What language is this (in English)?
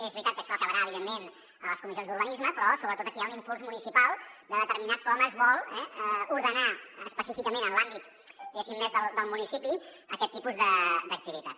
Catalan